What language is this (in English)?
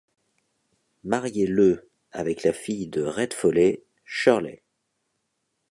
French